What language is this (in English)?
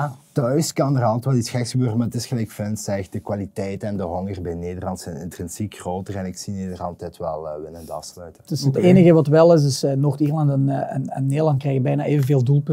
Dutch